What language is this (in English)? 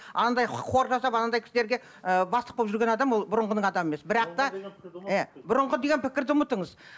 Kazakh